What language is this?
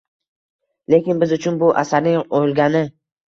Uzbek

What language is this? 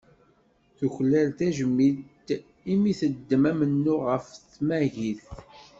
Kabyle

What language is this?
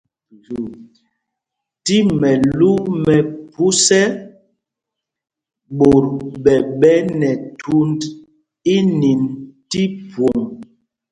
Mpumpong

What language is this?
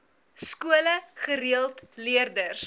Afrikaans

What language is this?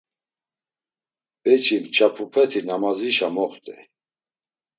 Laz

